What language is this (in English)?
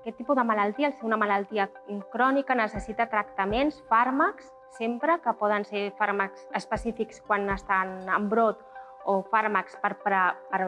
Catalan